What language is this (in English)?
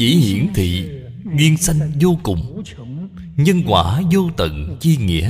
Vietnamese